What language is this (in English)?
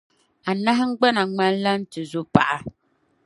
Dagbani